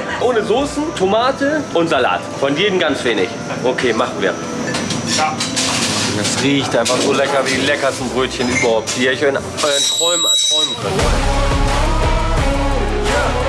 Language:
German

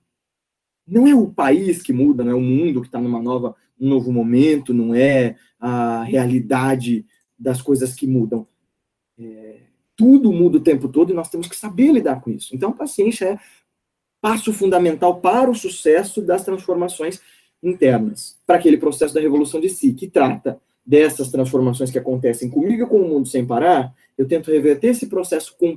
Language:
Portuguese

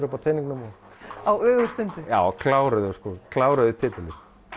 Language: Icelandic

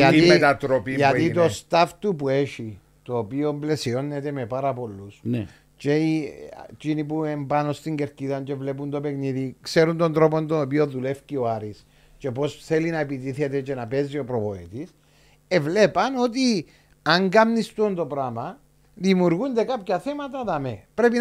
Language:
Greek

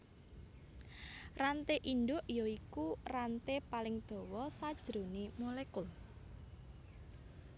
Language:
Javanese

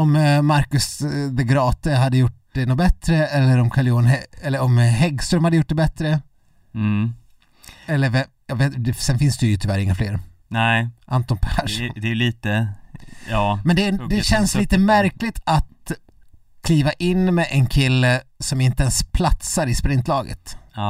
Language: Swedish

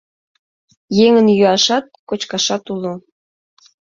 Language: Mari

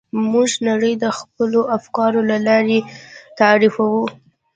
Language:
Pashto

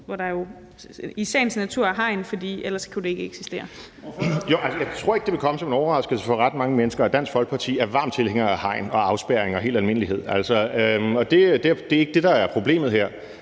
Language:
Danish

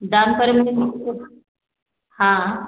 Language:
Hindi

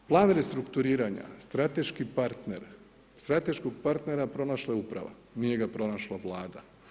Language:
Croatian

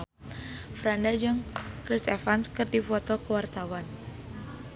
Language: Sundanese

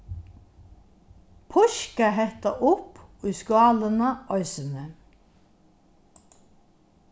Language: Faroese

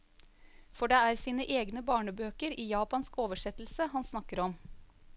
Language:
Norwegian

